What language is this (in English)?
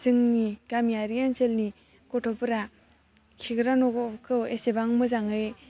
Bodo